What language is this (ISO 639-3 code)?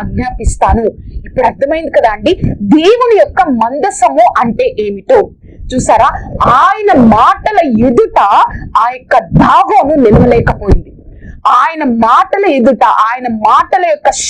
ind